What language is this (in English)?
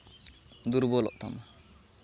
Santali